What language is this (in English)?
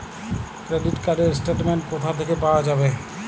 Bangla